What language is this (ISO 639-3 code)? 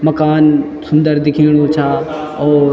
gbm